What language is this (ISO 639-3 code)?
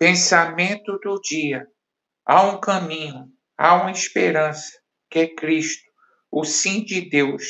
por